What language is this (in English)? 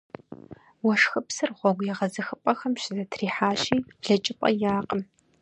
Kabardian